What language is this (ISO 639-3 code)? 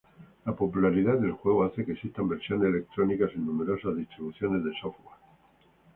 spa